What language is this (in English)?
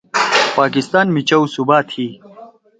Torwali